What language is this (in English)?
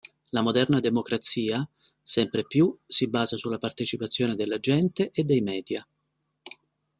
Italian